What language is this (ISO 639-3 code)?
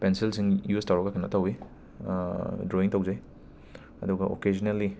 mni